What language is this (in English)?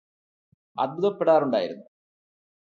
Malayalam